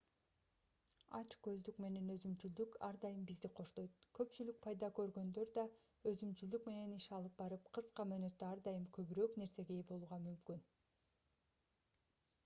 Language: Kyrgyz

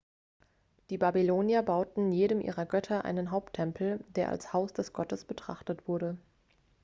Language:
German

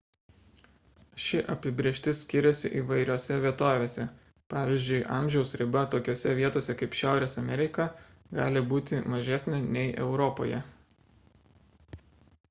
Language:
Lithuanian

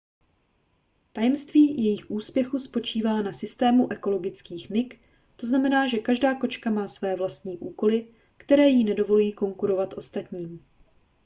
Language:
Czech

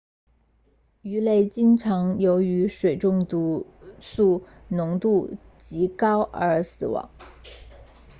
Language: Chinese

